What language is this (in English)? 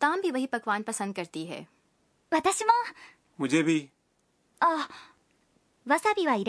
Urdu